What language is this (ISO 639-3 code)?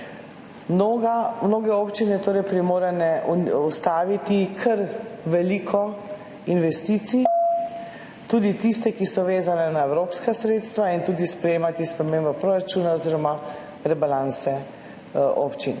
slv